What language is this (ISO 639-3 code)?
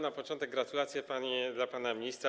pol